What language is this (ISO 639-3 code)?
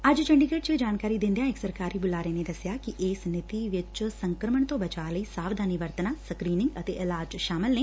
pan